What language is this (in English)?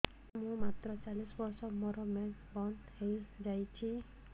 Odia